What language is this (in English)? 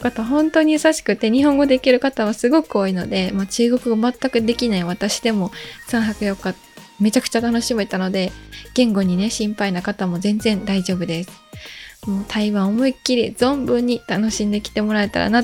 Japanese